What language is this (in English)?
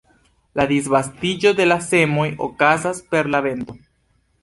Esperanto